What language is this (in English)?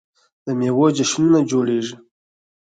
Pashto